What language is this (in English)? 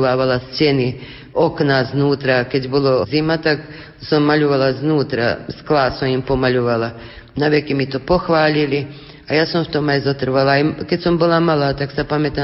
Slovak